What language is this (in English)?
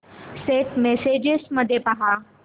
Marathi